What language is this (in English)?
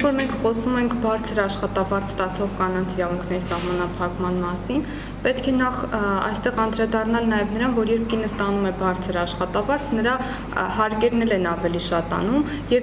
Romanian